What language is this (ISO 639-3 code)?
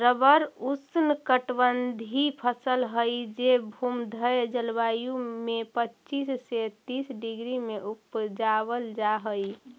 mag